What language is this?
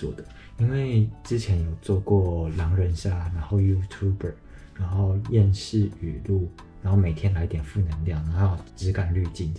Chinese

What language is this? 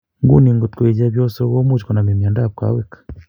Kalenjin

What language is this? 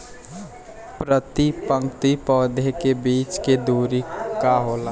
Bhojpuri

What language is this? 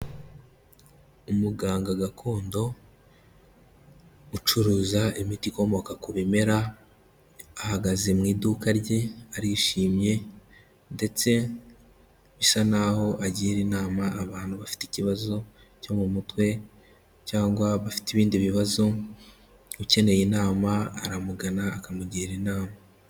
Kinyarwanda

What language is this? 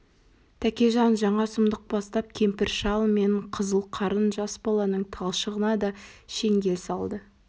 Kazakh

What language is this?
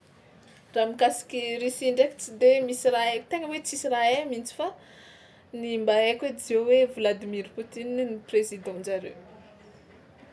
Tsimihety Malagasy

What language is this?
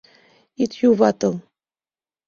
Mari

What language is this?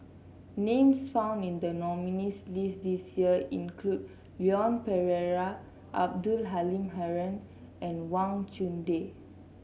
English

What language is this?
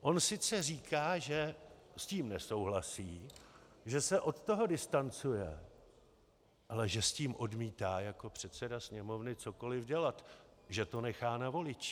Czech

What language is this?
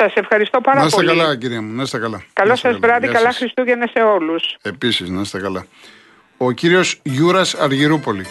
Greek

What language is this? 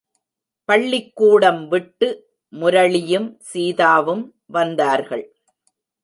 Tamil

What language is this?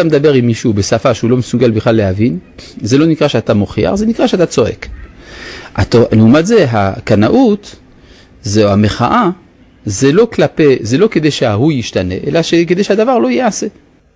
Hebrew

